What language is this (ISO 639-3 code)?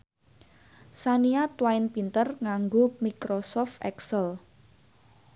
jav